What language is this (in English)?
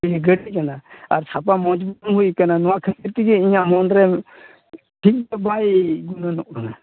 Santali